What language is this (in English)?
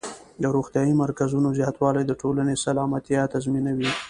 Pashto